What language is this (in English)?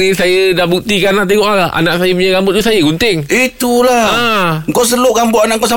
Malay